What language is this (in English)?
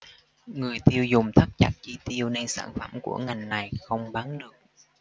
Vietnamese